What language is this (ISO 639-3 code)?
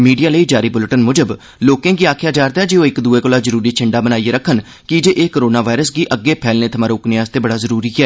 doi